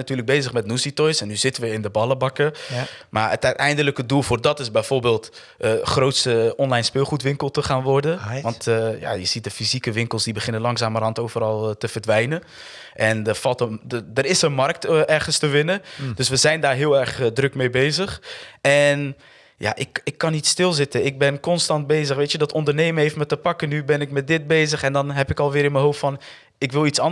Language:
Dutch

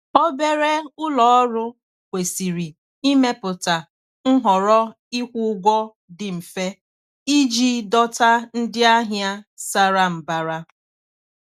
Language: Igbo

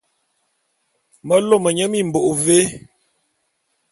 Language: Bulu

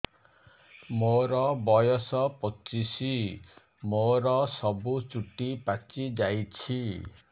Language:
Odia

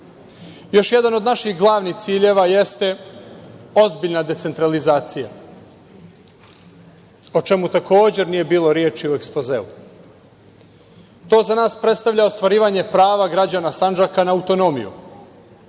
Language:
Serbian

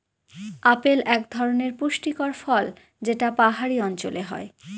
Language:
Bangla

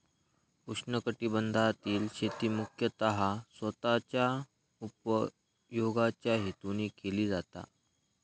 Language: Marathi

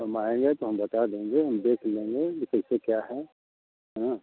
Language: Hindi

